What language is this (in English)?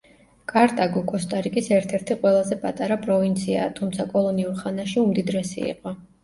Georgian